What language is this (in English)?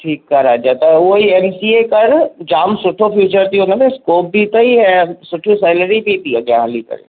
Sindhi